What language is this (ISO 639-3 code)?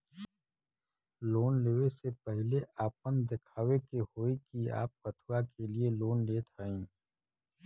bho